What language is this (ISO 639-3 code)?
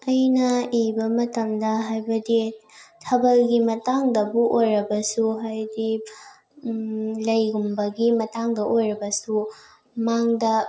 mni